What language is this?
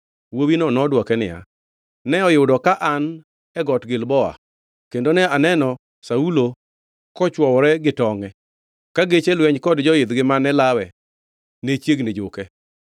Luo (Kenya and Tanzania)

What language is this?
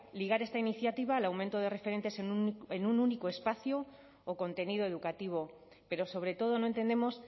Spanish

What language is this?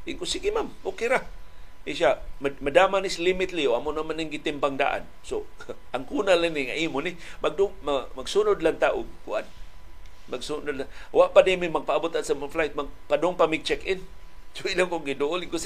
Filipino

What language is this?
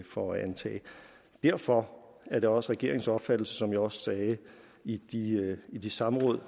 Danish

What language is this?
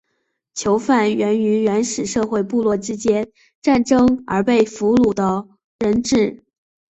Chinese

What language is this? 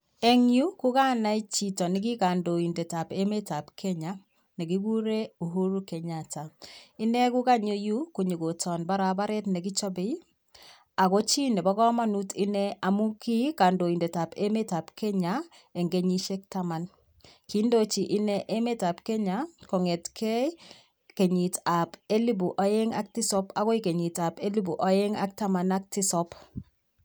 Kalenjin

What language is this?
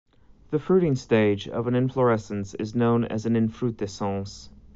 English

